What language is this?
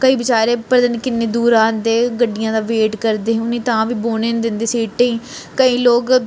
Dogri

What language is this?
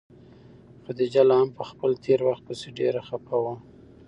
Pashto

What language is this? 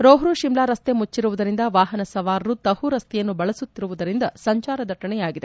Kannada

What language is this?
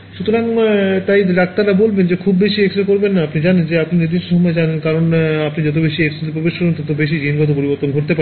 Bangla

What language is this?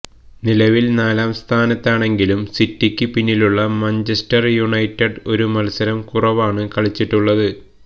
Malayalam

